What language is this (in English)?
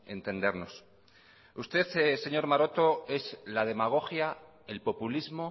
Spanish